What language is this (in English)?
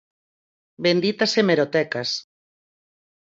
Galician